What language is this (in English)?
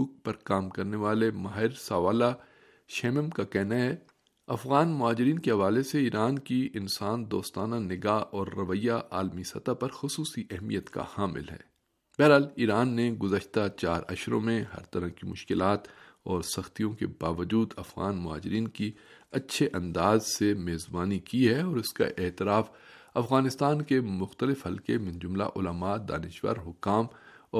Urdu